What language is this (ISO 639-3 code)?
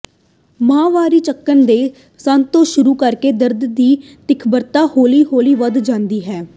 pan